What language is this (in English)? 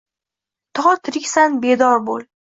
Uzbek